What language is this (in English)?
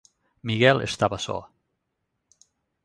Galician